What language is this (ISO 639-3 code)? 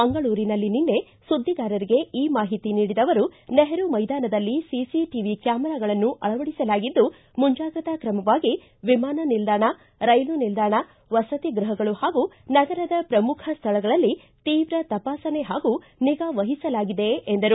kan